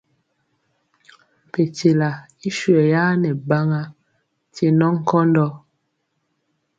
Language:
Mpiemo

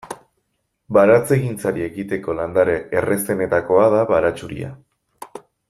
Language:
Basque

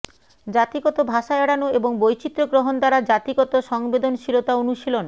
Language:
Bangla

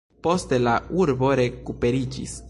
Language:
Esperanto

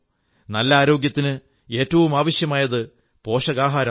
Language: Malayalam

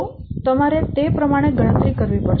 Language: Gujarati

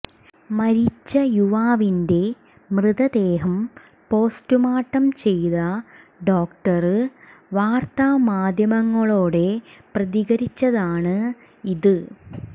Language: Malayalam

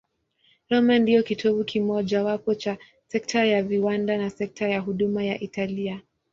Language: Swahili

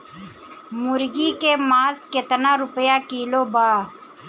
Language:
Bhojpuri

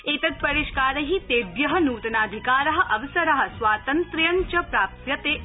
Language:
Sanskrit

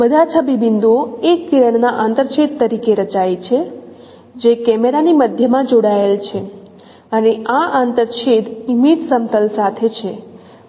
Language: Gujarati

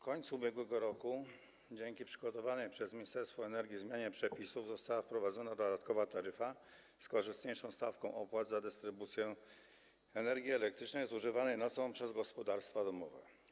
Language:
Polish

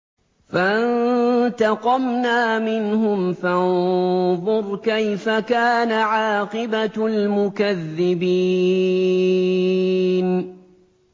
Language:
Arabic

